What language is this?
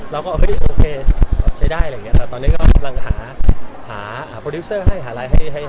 Thai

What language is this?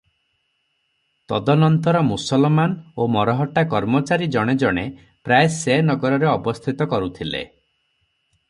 Odia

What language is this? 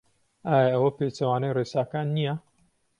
Central Kurdish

